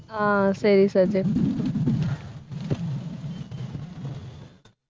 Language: Tamil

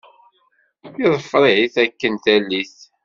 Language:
Kabyle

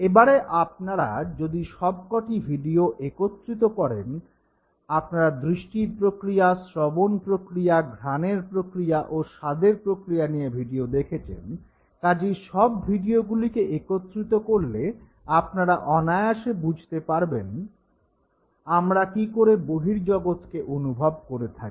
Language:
Bangla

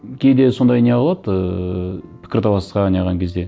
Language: Kazakh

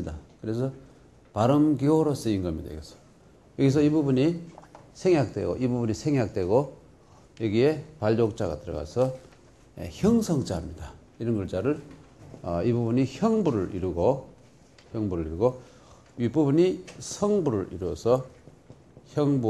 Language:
Korean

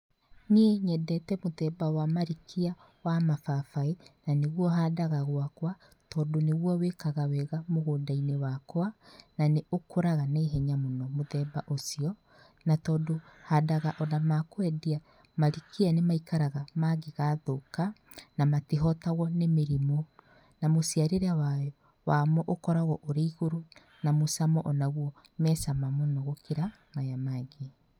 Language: Kikuyu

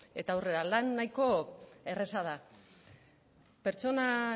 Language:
Basque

